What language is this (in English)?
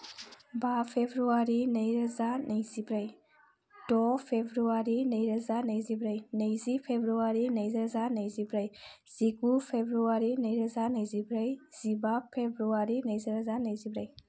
Bodo